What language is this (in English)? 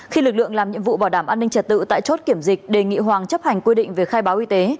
Vietnamese